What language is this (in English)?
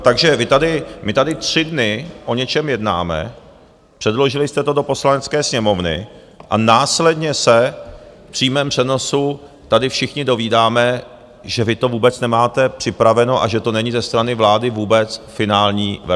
Czech